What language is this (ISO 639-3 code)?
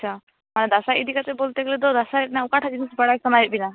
sat